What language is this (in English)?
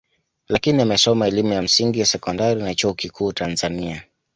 Swahili